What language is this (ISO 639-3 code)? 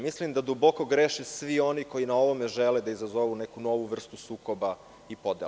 srp